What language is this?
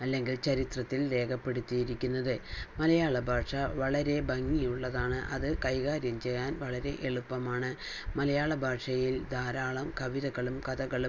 Malayalam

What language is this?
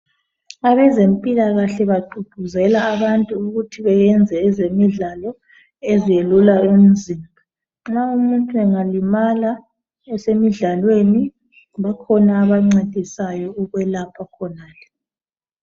North Ndebele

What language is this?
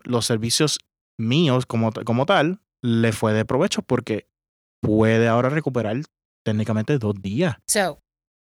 Spanish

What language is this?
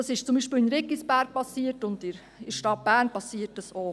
Swiss German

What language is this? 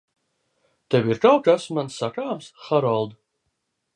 Latvian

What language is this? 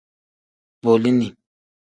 Tem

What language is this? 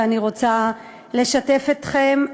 Hebrew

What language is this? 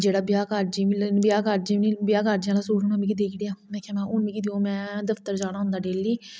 Dogri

